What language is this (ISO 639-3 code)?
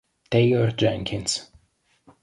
ita